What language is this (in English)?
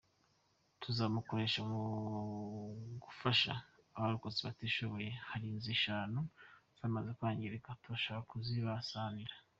Kinyarwanda